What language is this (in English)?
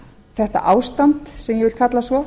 Icelandic